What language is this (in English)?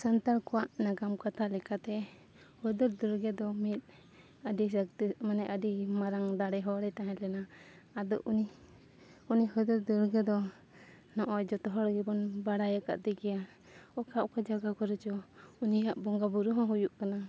Santali